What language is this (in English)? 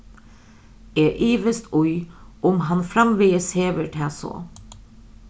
Faroese